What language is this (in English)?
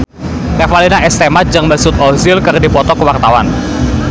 Sundanese